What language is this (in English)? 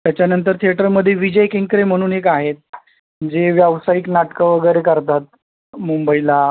Marathi